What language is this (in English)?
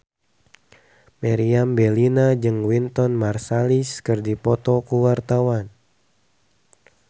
Sundanese